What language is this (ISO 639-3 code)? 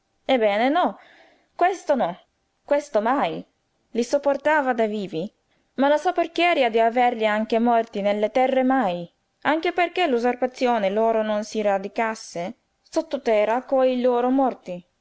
ita